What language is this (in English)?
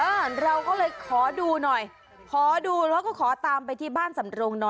Thai